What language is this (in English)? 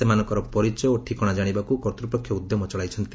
Odia